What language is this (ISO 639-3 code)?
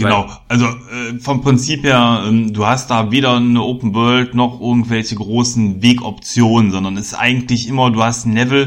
deu